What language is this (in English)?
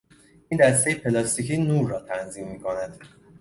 Persian